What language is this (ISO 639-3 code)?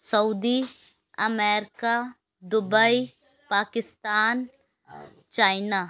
urd